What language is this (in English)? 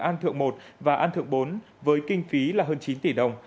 Vietnamese